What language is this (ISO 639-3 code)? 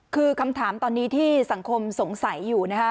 tha